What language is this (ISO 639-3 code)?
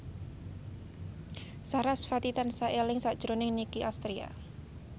jav